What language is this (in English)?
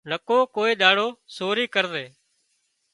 Wadiyara Koli